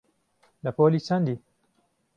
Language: Central Kurdish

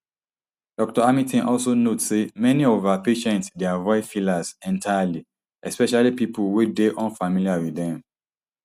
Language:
Nigerian Pidgin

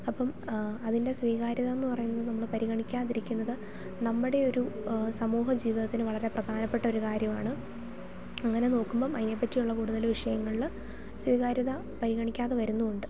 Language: Malayalam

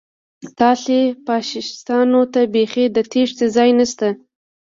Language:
Pashto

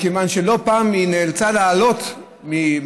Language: Hebrew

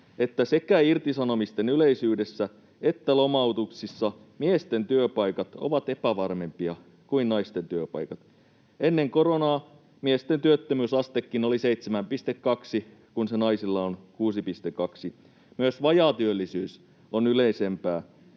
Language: Finnish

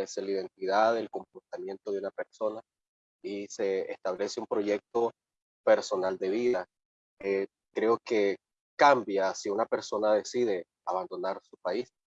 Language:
Spanish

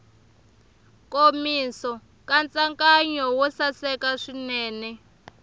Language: Tsonga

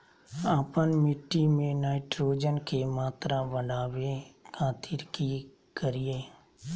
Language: Magahi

